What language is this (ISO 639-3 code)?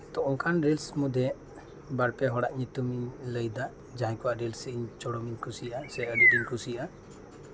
sat